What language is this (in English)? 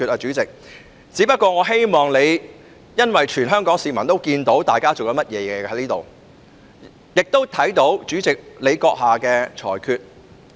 Cantonese